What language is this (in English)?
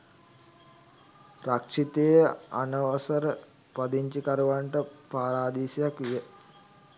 Sinhala